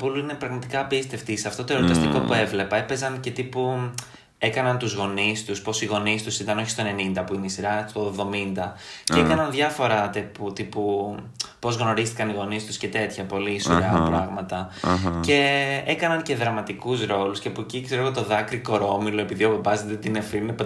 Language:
Greek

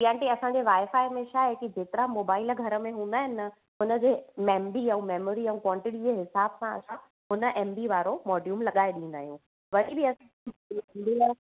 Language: Sindhi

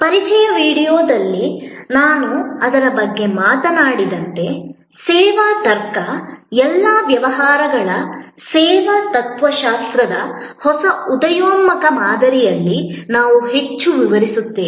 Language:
Kannada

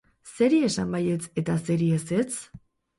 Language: Basque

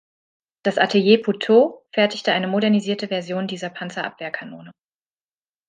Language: German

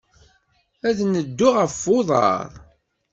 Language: Kabyle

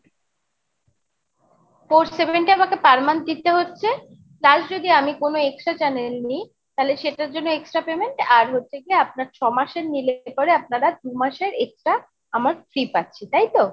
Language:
Bangla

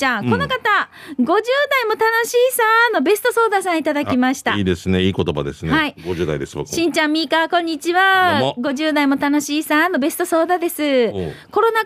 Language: Japanese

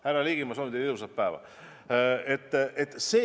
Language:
Estonian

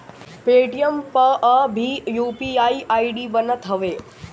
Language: Bhojpuri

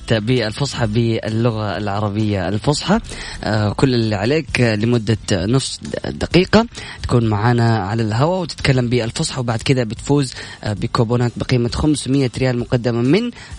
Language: Arabic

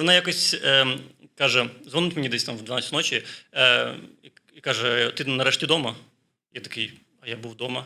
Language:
Ukrainian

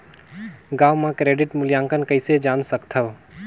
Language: Chhattisgarhi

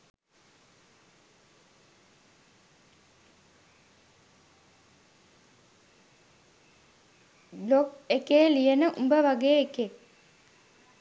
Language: Sinhala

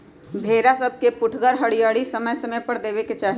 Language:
Magahi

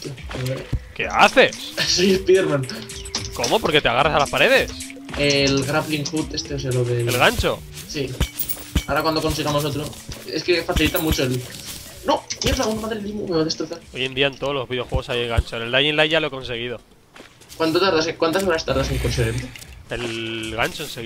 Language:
Spanish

